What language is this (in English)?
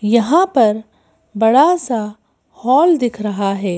Hindi